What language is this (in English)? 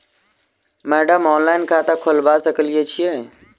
Maithili